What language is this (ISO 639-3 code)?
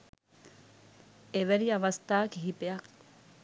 sin